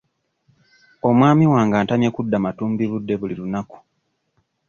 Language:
Ganda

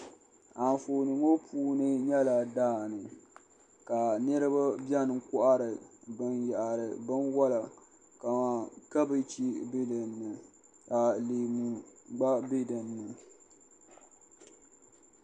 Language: Dagbani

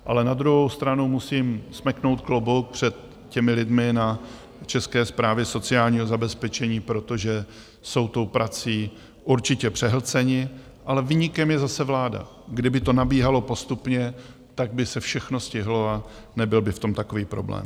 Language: Czech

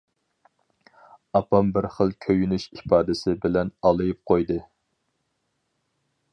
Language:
Uyghur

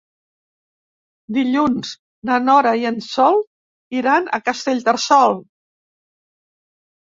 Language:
Catalan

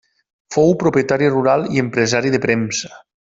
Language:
Catalan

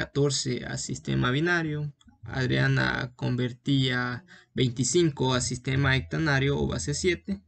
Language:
Spanish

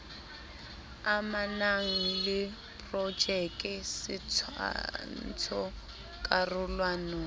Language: Southern Sotho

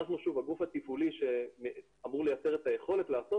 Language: Hebrew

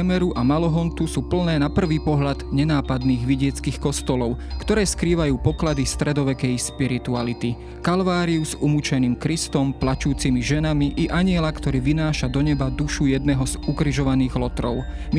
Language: Slovak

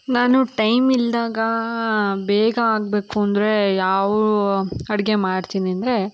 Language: Kannada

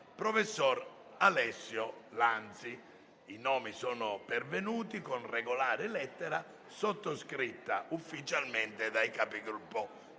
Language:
Italian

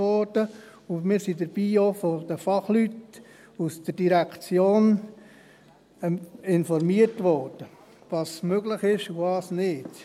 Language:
Swiss German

